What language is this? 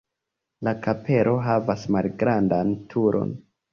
Esperanto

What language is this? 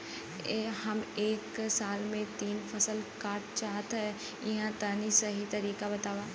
Bhojpuri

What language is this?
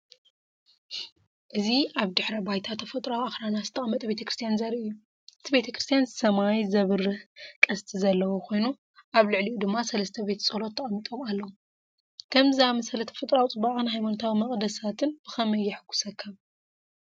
Tigrinya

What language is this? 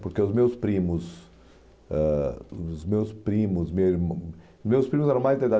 Portuguese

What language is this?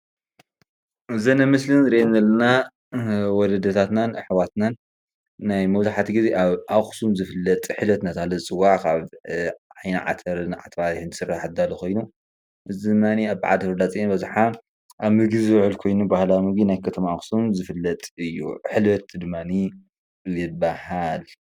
Tigrinya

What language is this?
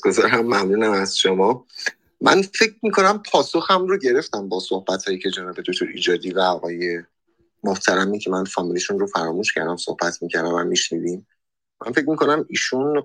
Persian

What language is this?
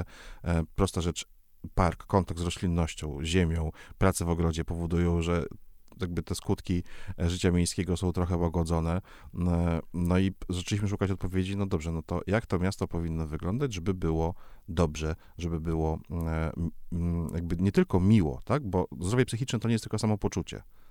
Polish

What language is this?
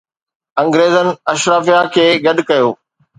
Sindhi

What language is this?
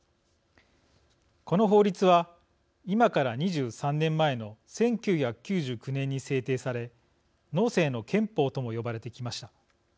Japanese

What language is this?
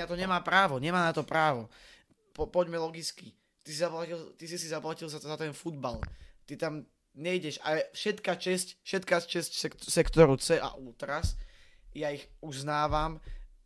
Slovak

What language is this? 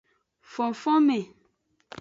Aja (Benin)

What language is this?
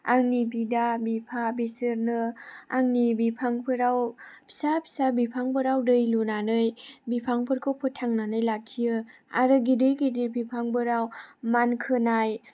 Bodo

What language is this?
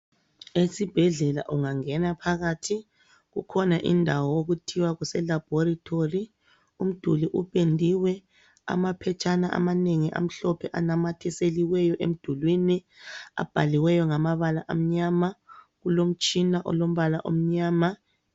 North Ndebele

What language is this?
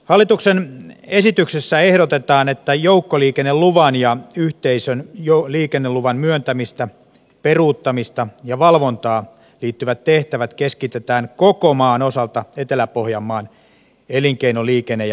Finnish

